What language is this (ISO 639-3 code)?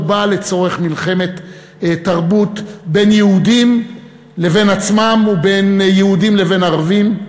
heb